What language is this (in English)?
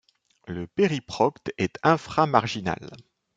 French